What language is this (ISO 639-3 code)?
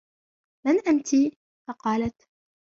ara